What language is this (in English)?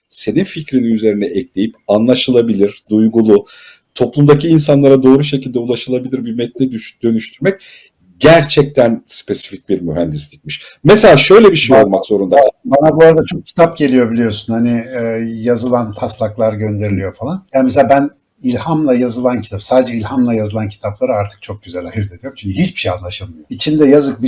Turkish